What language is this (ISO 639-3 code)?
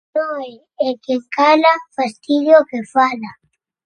glg